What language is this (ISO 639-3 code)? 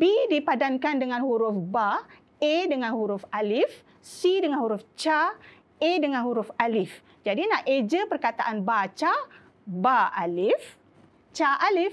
msa